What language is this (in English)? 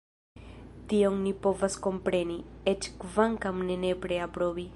Esperanto